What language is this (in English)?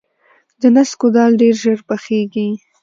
Pashto